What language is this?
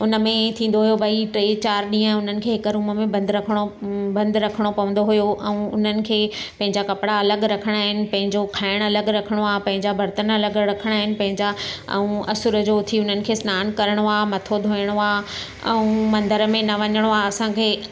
Sindhi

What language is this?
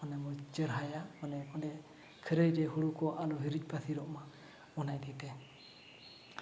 Santali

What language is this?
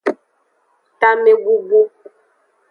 Aja (Benin)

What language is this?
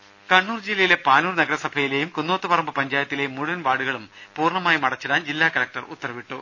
Malayalam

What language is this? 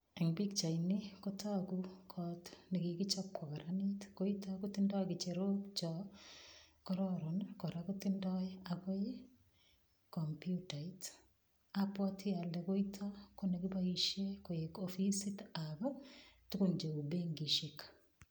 Kalenjin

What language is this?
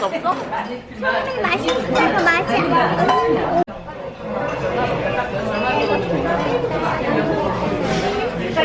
Korean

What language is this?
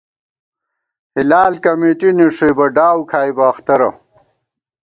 Gawar-Bati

